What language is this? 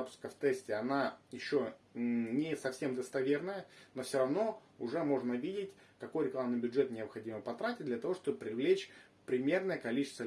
Russian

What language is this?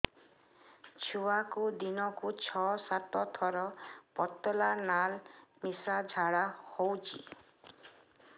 Odia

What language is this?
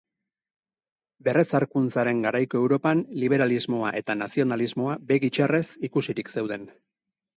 Basque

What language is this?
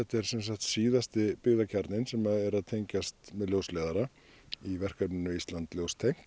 Icelandic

